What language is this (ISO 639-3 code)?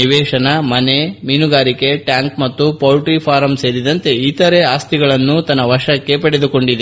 kan